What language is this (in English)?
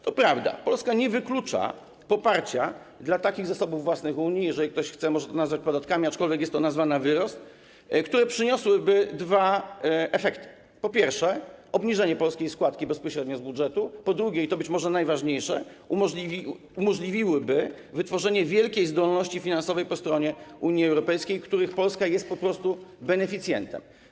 Polish